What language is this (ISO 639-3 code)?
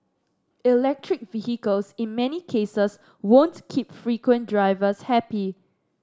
eng